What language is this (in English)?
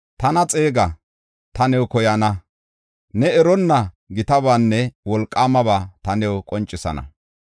Gofa